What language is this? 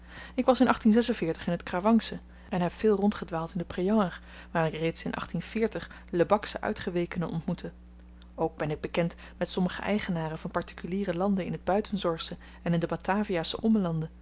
Dutch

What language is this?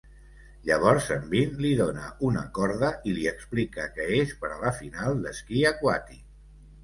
Catalan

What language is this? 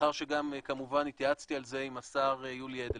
Hebrew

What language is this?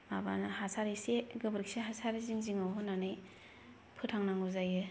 Bodo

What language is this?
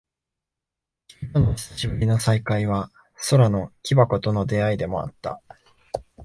Japanese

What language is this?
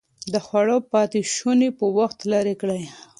Pashto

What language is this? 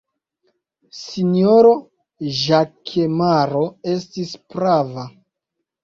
Esperanto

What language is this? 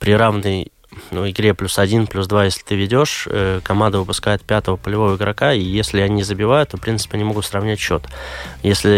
Russian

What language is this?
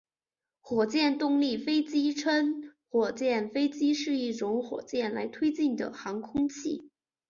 Chinese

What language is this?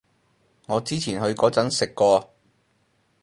Cantonese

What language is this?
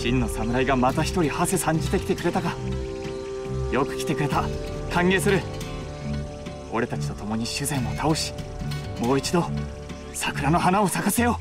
Japanese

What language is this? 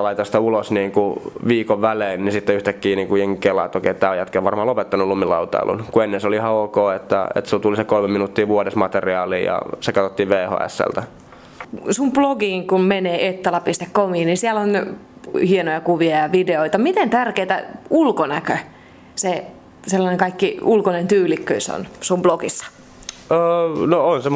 Finnish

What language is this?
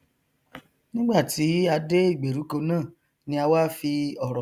Yoruba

